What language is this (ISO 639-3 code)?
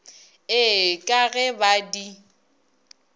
nso